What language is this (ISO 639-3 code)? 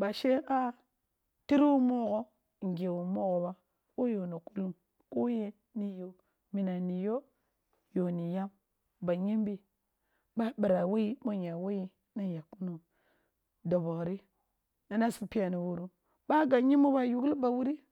bbu